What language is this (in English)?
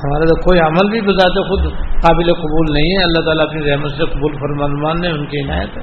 Urdu